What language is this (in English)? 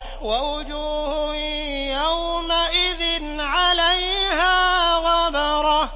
Arabic